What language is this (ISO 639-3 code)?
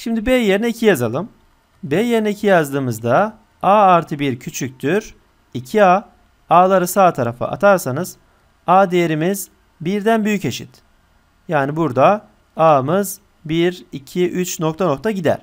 tur